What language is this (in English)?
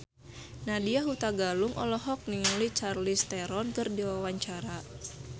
Sundanese